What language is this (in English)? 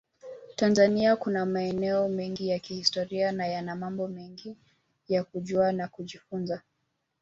Swahili